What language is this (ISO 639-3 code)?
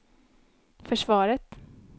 swe